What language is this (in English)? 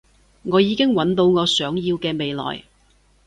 Cantonese